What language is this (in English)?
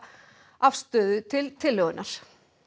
Icelandic